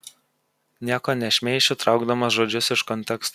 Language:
Lithuanian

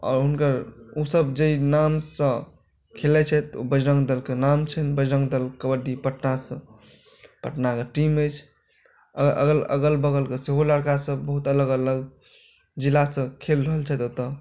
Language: Maithili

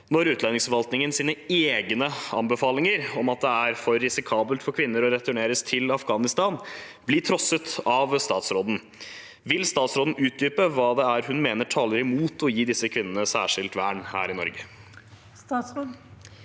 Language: Norwegian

